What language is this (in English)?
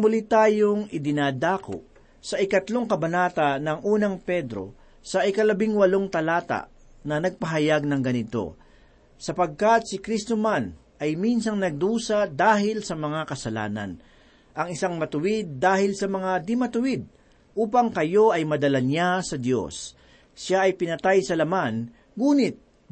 Filipino